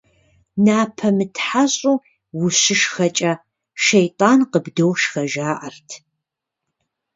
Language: Kabardian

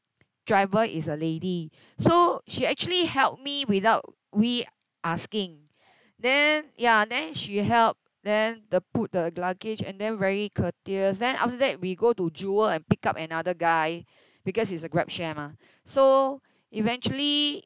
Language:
English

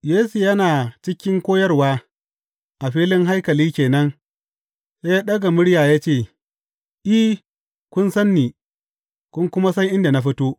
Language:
Hausa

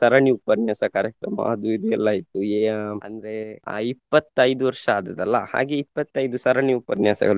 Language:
Kannada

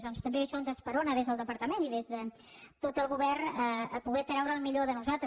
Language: Catalan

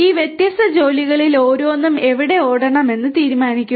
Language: Malayalam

